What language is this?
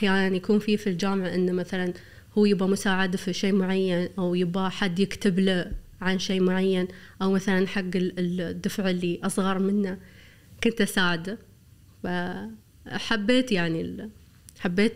Arabic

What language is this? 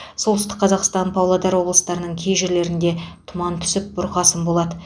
Kazakh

